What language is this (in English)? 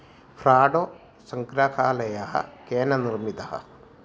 Sanskrit